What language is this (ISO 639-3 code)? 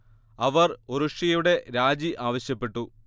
mal